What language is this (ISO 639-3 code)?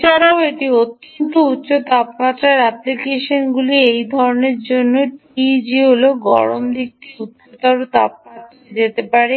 ben